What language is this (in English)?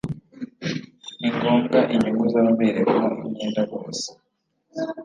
Kinyarwanda